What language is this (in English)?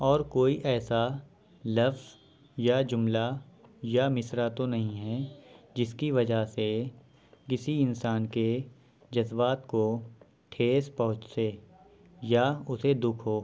Urdu